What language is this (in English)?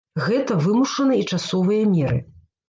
Belarusian